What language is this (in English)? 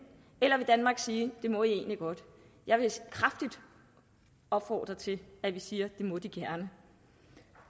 Danish